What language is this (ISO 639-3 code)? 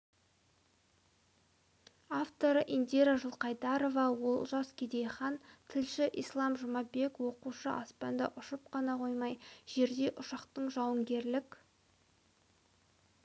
kaz